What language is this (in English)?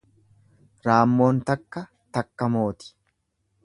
Oromo